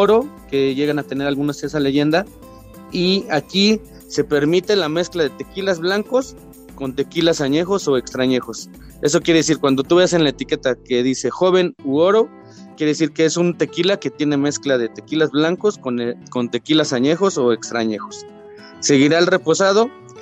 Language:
Spanish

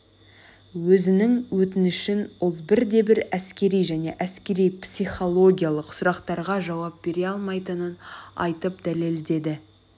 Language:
Kazakh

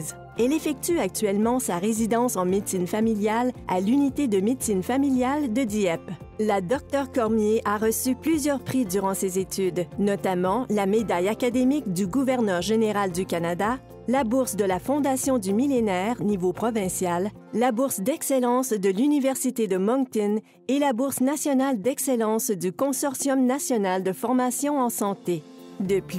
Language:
French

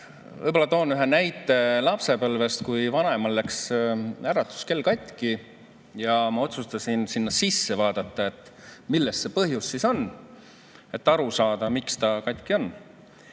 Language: Estonian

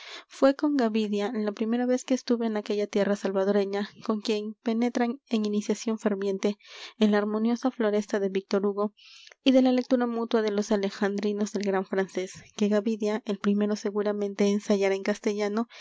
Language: Spanish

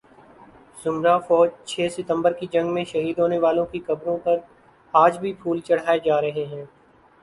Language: Urdu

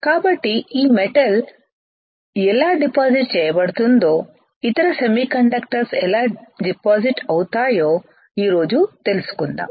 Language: Telugu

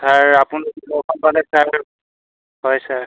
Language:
Assamese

